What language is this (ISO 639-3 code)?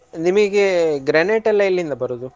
kan